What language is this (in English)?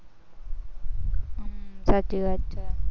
Gujarati